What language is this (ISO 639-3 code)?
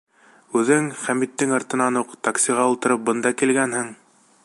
bak